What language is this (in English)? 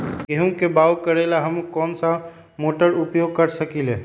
Magahi